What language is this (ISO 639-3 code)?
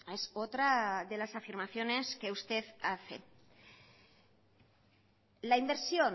spa